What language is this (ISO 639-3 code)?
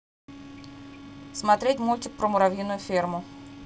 rus